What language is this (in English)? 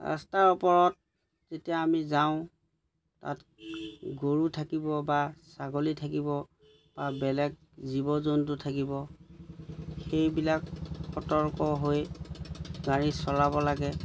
Assamese